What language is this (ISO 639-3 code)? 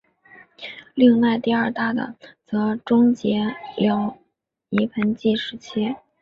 zho